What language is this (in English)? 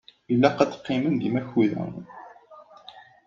Kabyle